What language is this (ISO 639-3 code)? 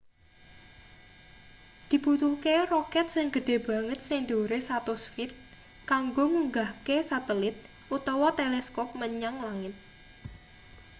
jav